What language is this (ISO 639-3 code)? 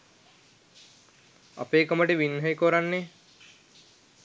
sin